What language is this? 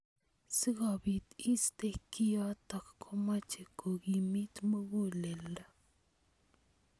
Kalenjin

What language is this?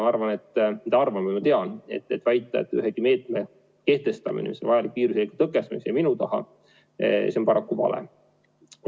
Estonian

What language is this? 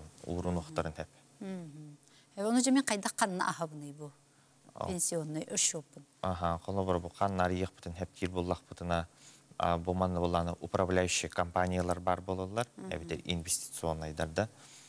Turkish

